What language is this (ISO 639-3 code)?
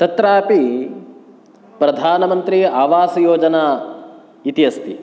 san